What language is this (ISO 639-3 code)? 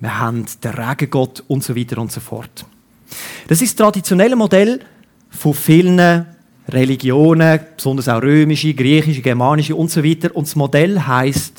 deu